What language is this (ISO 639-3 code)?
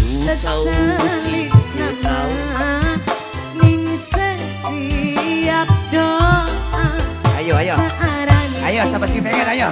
ind